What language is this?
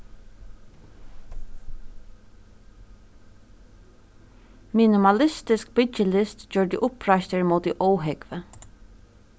Faroese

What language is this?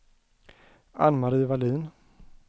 Swedish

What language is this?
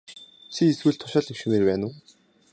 Mongolian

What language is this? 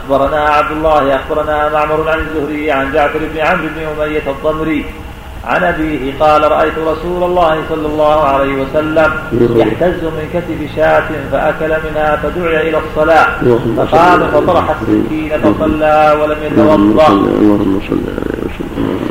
Arabic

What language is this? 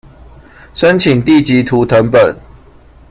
Chinese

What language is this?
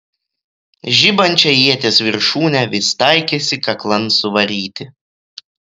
Lithuanian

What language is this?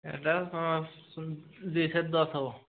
Odia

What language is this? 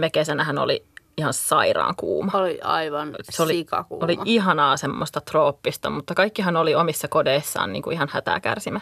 Finnish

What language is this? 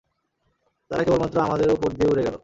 Bangla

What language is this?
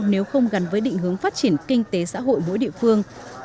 Vietnamese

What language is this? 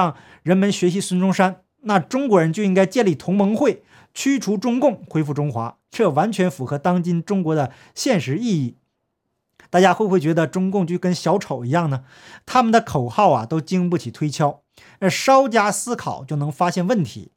Chinese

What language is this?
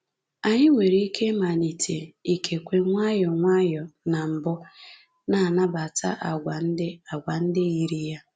Igbo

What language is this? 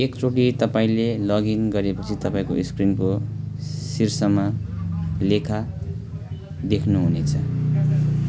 Nepali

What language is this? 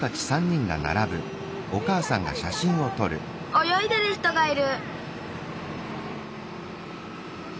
Japanese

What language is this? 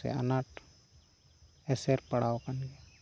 Santali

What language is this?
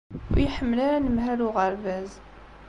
Kabyle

